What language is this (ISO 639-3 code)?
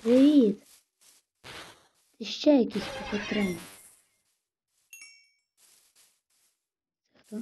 rus